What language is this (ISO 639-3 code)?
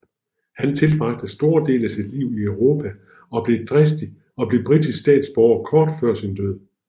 dan